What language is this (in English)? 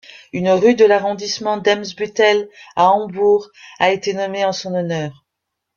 French